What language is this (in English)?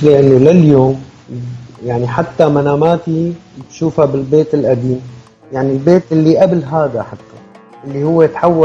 Arabic